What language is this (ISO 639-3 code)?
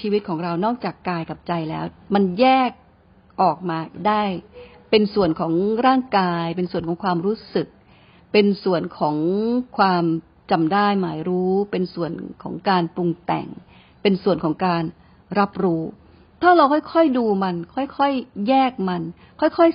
tha